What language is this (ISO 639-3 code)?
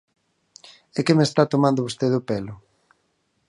glg